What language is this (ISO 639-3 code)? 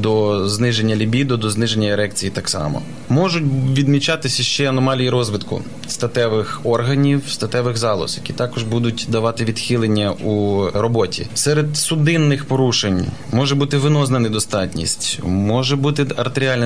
ukr